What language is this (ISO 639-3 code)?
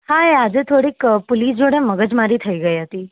guj